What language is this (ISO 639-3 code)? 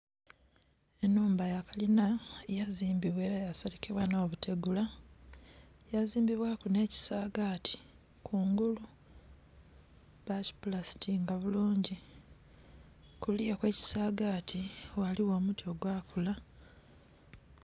xog